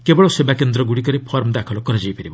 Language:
Odia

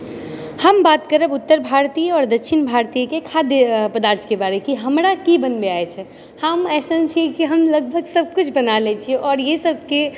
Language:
Maithili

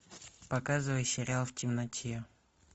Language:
Russian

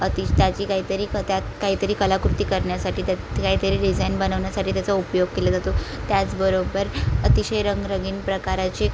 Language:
Marathi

